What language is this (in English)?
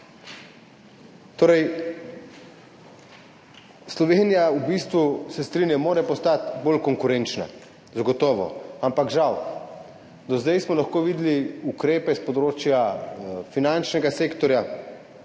Slovenian